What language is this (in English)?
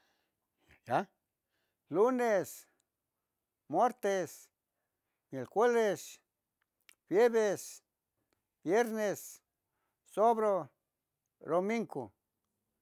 Tetelcingo Nahuatl